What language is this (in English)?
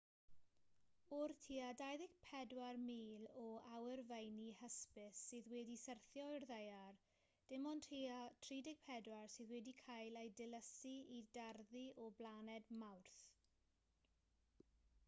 Welsh